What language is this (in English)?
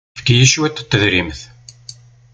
Kabyle